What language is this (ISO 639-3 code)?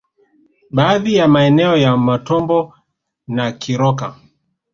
swa